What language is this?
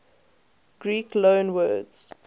English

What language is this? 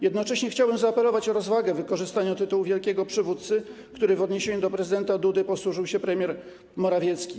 Polish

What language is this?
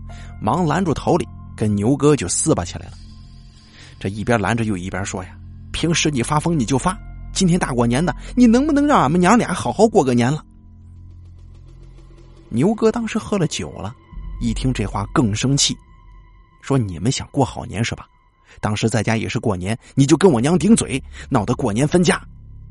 Chinese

